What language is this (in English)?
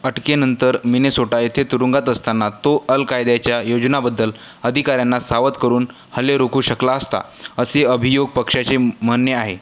Marathi